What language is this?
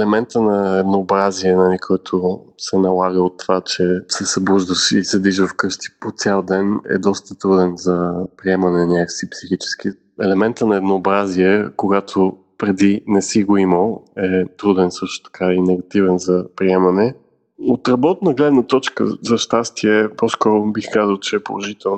Bulgarian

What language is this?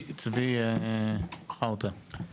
Hebrew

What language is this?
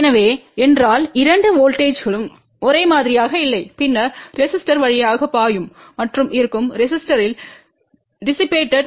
Tamil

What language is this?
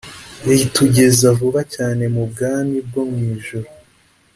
Kinyarwanda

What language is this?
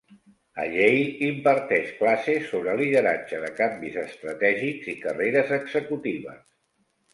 Catalan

